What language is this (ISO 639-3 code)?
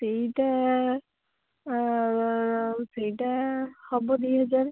ori